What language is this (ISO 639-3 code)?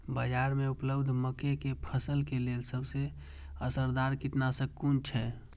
mai